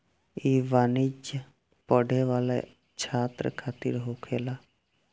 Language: Bhojpuri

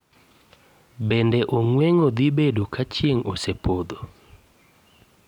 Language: Luo (Kenya and Tanzania)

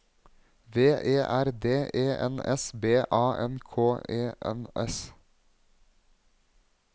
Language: Norwegian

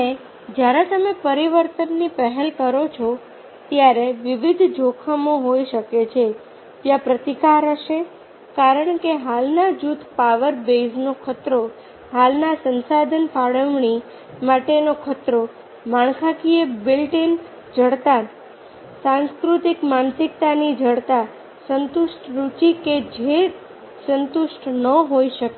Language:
Gujarati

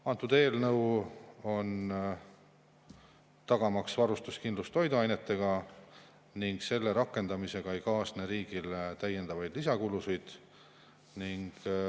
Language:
Estonian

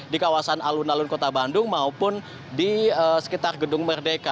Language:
Indonesian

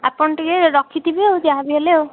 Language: Odia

